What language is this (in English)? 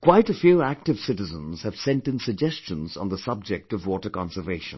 English